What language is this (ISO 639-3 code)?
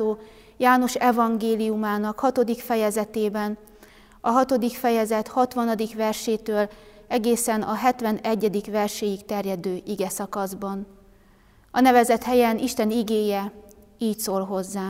hun